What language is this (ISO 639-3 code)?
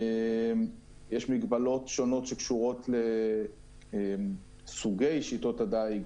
heb